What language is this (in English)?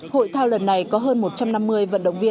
Vietnamese